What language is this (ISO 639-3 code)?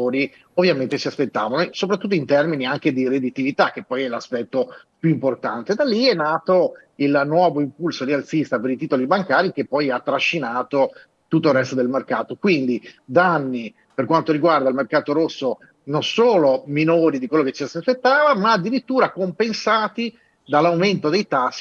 ita